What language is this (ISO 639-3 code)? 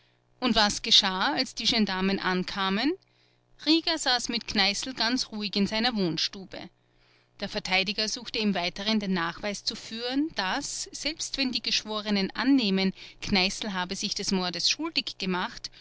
deu